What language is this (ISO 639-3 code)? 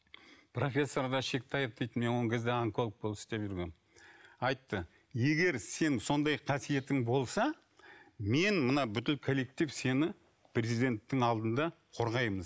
kaz